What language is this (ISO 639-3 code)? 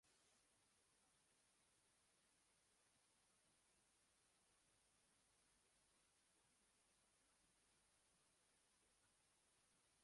uzb